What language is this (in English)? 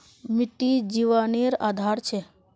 Magahi